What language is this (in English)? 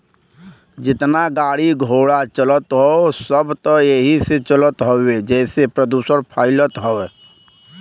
Bhojpuri